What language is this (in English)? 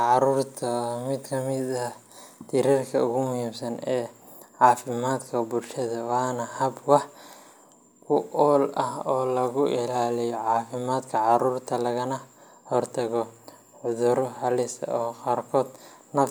Somali